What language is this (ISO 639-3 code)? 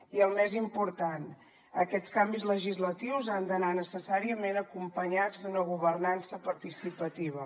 cat